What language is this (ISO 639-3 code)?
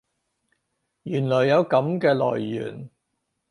yue